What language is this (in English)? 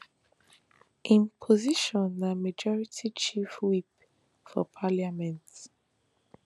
Nigerian Pidgin